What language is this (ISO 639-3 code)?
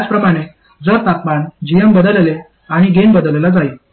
mar